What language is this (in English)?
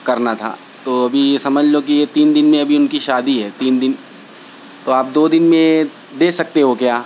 Urdu